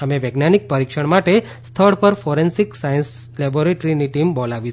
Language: Gujarati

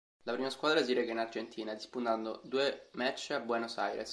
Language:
Italian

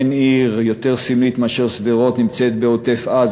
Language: Hebrew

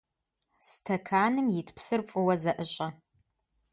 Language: Kabardian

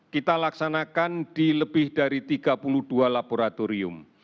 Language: Indonesian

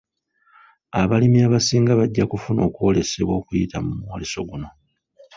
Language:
Ganda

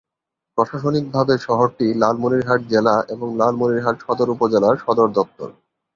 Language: Bangla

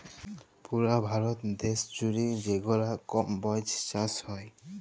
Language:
Bangla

